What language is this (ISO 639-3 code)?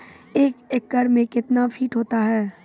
mai